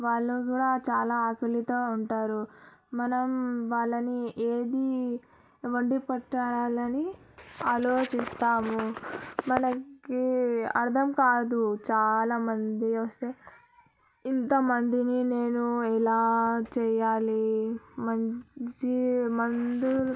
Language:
Telugu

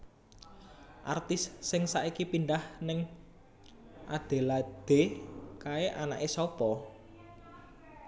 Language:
Javanese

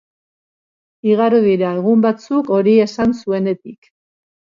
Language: Basque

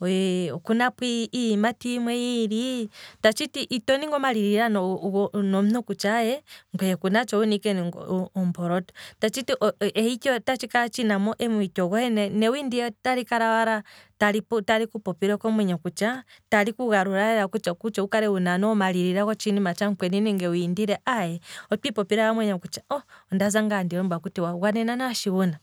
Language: Kwambi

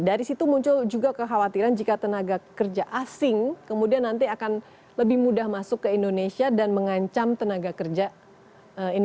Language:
Indonesian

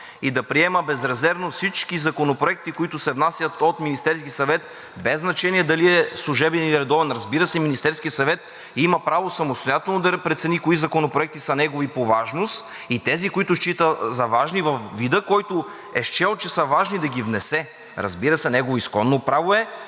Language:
Bulgarian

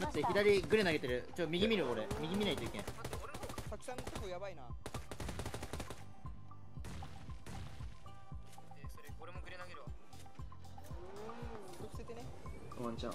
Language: Japanese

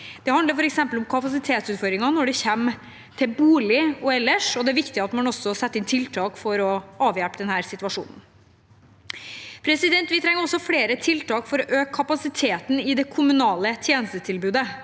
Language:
Norwegian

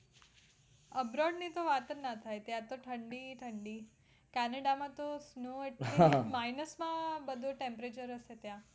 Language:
Gujarati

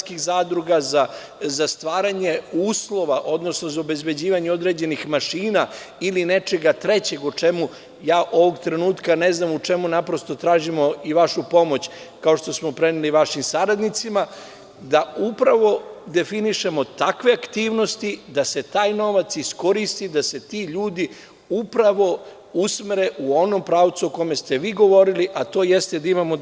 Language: Serbian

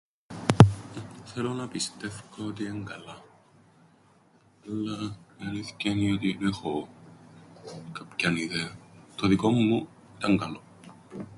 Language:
Greek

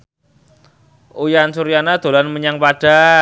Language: Javanese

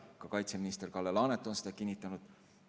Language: Estonian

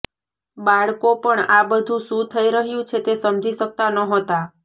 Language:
Gujarati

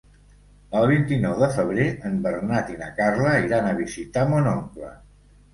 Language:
Catalan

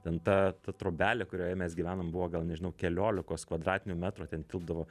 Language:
Lithuanian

